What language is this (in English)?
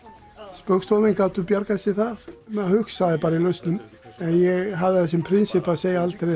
Icelandic